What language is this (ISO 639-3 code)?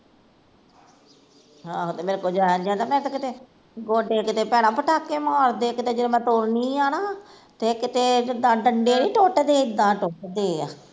pan